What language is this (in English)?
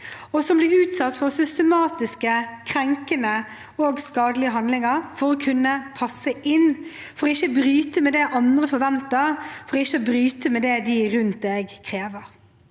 Norwegian